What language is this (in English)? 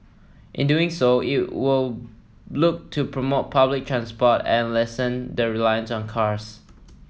English